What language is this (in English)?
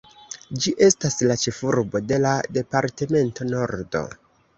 Esperanto